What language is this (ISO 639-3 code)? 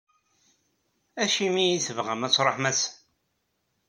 kab